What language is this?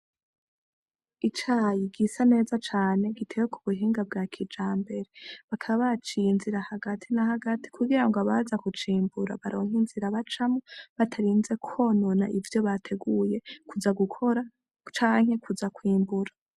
Rundi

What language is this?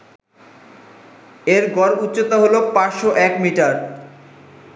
Bangla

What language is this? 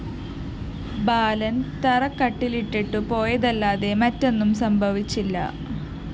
Malayalam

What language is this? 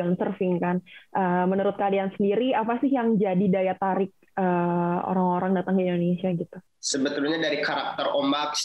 Indonesian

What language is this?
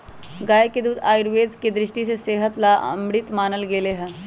Magahi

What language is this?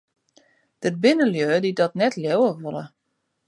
Western Frisian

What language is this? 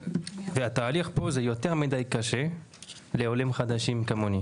Hebrew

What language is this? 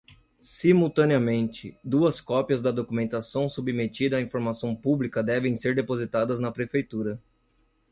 Portuguese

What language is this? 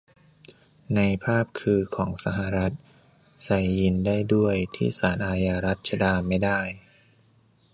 Thai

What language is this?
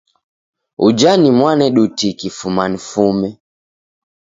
Taita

